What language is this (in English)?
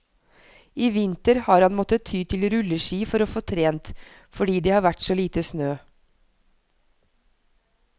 Norwegian